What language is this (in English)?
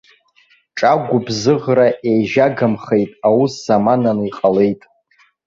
Abkhazian